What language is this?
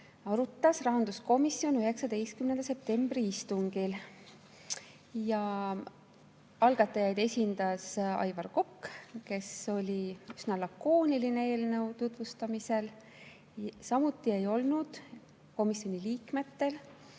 Estonian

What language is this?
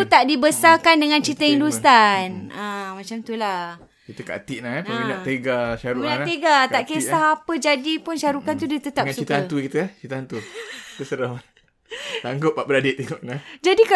Malay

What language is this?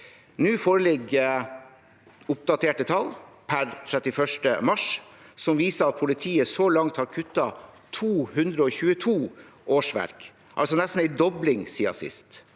Norwegian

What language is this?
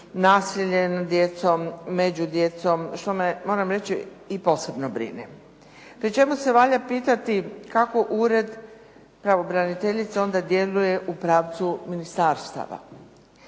Croatian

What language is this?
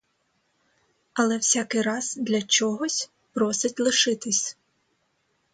Ukrainian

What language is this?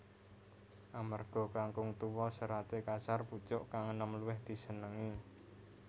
Javanese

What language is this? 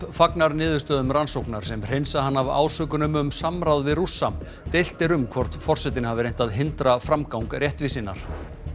Icelandic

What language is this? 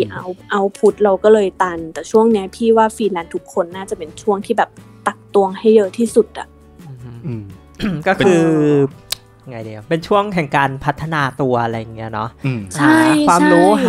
Thai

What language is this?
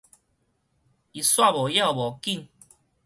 Min Nan Chinese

